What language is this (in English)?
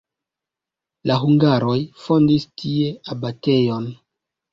Esperanto